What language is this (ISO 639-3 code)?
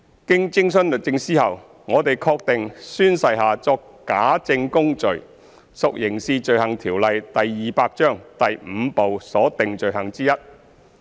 yue